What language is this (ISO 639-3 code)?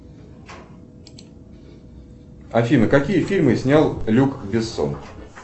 rus